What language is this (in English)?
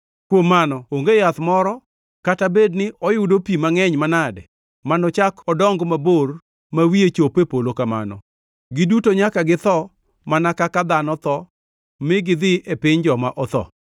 Luo (Kenya and Tanzania)